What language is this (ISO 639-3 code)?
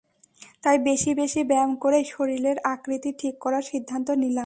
ben